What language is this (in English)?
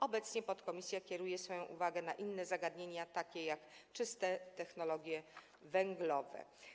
Polish